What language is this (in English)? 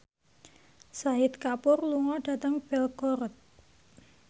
Javanese